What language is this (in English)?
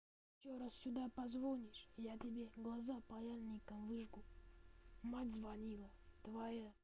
Russian